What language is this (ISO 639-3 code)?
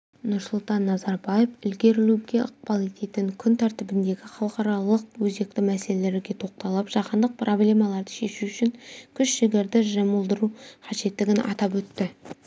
kaz